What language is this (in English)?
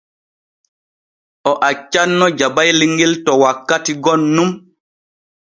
Borgu Fulfulde